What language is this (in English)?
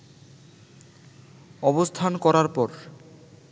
Bangla